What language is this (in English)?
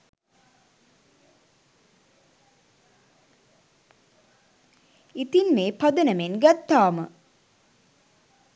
Sinhala